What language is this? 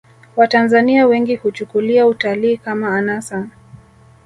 Swahili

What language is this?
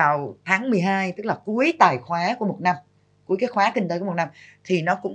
Vietnamese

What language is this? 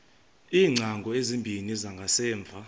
Xhosa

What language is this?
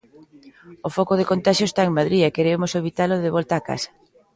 Galician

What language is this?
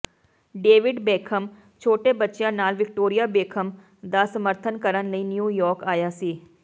Punjabi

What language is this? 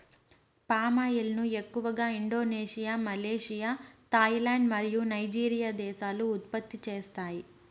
Telugu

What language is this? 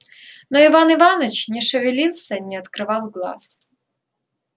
Russian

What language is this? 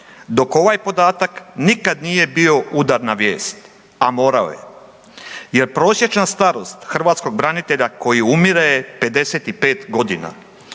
Croatian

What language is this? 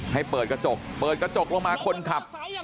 Thai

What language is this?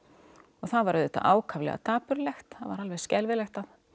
Icelandic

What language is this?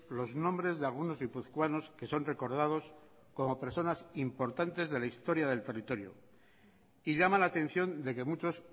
Spanish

